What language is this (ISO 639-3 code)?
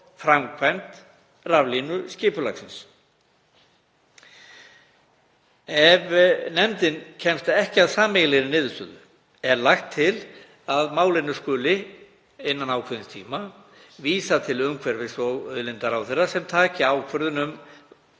isl